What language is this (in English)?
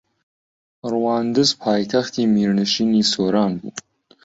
Central Kurdish